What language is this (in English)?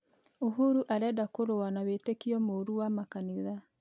Kikuyu